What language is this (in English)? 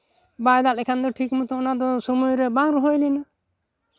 Santali